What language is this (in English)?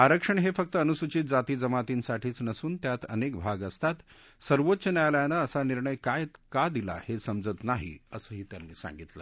Marathi